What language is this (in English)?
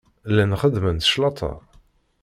Kabyle